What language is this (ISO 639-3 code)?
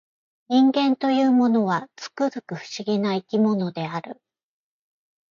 jpn